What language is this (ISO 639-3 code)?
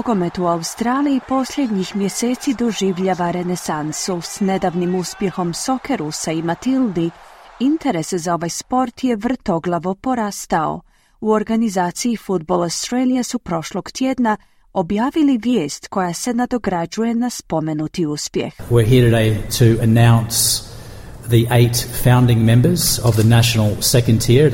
hrv